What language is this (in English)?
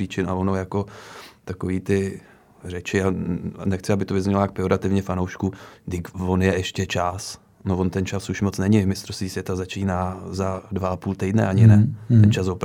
Czech